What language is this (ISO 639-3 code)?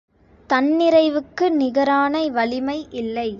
tam